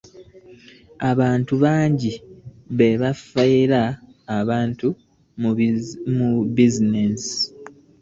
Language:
Ganda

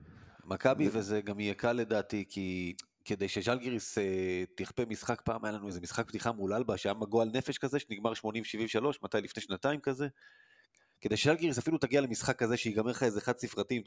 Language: Hebrew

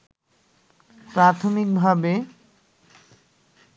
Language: Bangla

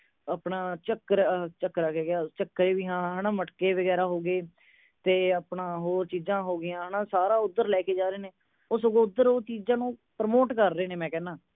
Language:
Punjabi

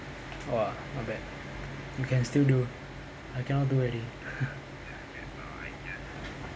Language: English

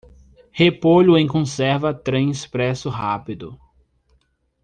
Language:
Portuguese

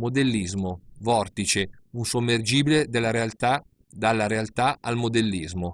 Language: Italian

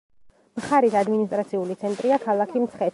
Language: Georgian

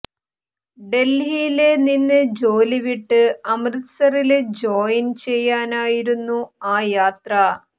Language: Malayalam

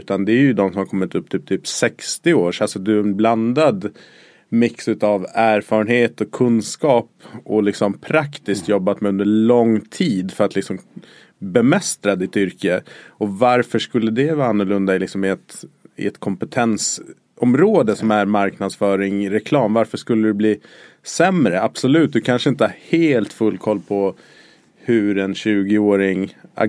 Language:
Swedish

